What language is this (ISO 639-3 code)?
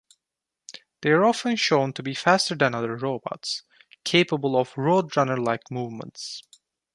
eng